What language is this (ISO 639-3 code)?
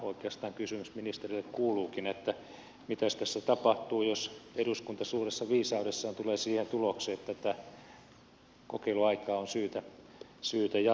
fin